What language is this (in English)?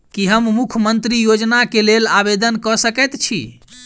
Maithili